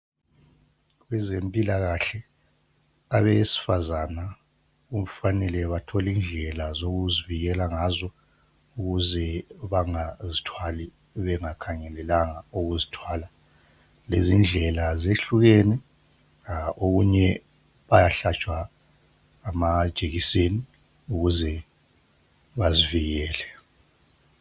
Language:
North Ndebele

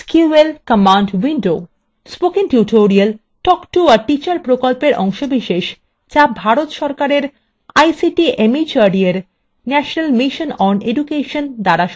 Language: Bangla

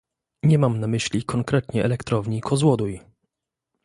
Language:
Polish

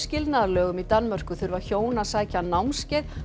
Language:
Icelandic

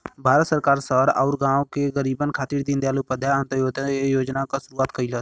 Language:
Bhojpuri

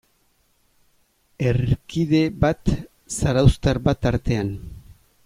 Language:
Basque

